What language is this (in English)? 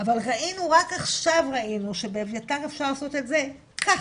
Hebrew